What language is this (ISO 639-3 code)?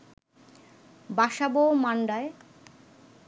ben